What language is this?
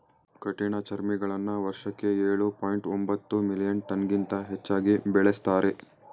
Kannada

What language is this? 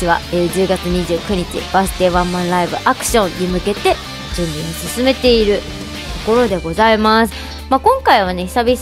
Japanese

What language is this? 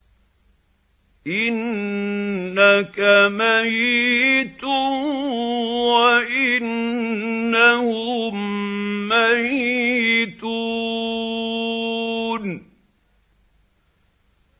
Arabic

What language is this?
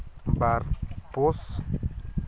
Santali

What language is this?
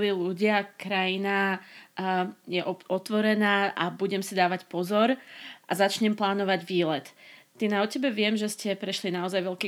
Slovak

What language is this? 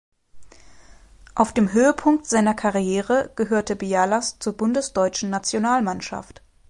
German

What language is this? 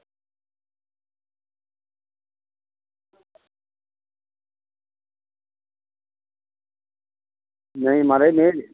Dogri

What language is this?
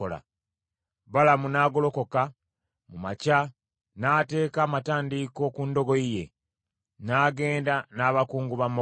Ganda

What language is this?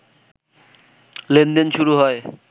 Bangla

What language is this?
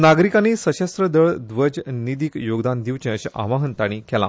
Konkani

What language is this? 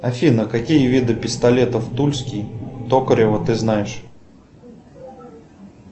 Russian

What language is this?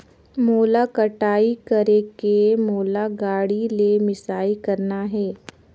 Chhattisgarhi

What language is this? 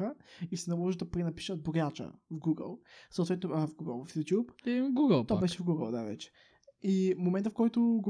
Bulgarian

